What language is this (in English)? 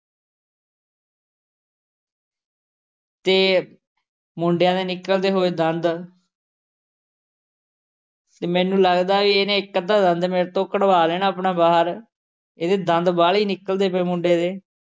Punjabi